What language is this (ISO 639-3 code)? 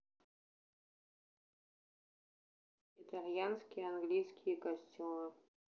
rus